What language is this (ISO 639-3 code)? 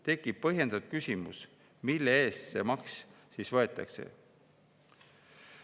est